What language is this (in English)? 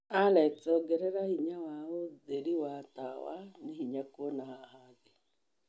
Kikuyu